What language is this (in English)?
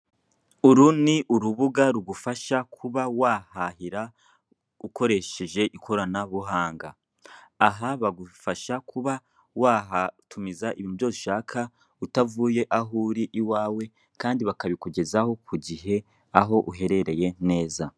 Kinyarwanda